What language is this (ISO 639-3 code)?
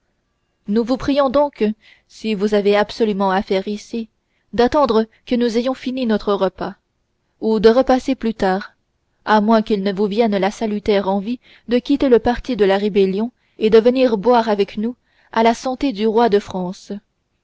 fra